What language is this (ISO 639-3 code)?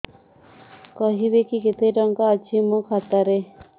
ori